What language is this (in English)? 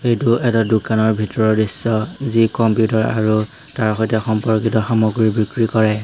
Assamese